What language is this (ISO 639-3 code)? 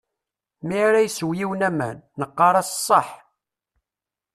kab